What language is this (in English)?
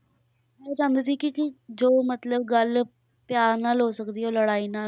Punjabi